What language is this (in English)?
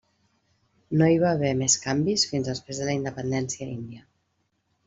Catalan